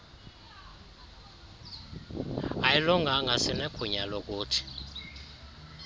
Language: Xhosa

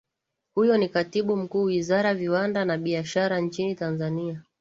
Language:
Swahili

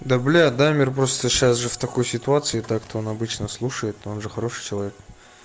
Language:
Russian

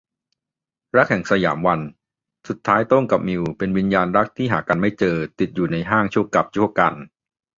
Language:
Thai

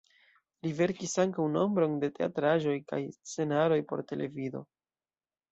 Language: Esperanto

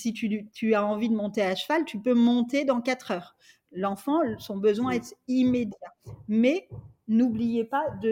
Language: French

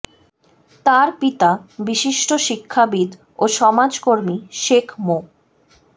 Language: Bangla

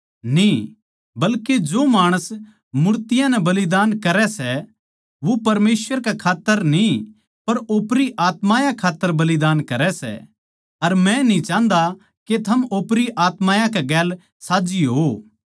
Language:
Haryanvi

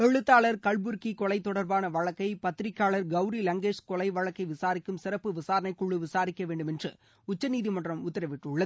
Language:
Tamil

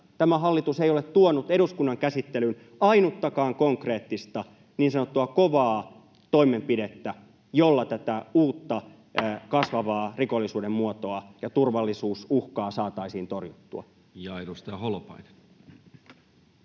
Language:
Finnish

